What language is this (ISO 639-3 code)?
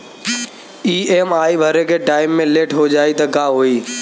bho